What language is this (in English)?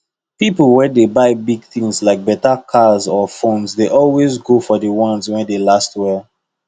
Nigerian Pidgin